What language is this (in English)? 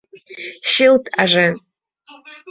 Mari